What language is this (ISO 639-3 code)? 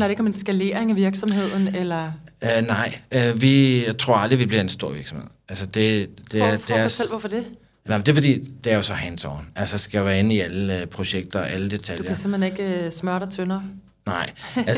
dan